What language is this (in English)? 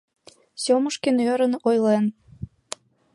Mari